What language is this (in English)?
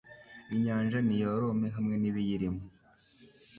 Kinyarwanda